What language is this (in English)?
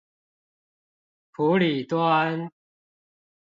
Chinese